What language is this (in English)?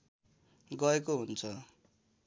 Nepali